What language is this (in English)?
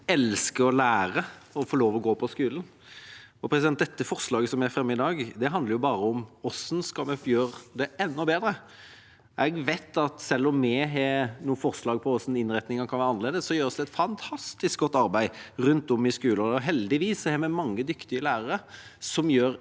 Norwegian